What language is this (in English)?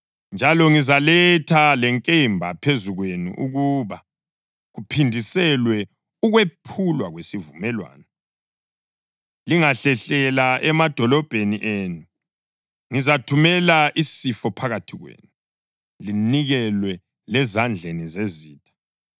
North Ndebele